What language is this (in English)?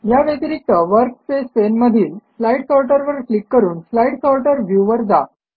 Marathi